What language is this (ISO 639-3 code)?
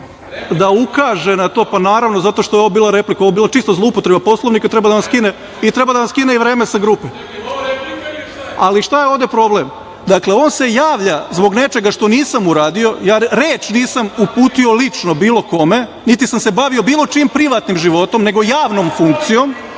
srp